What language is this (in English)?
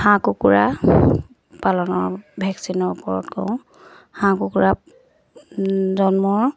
Assamese